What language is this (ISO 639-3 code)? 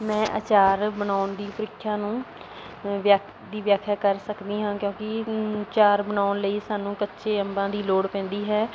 pan